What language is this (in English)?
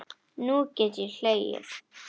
Icelandic